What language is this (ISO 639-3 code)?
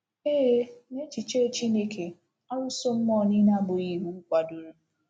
ibo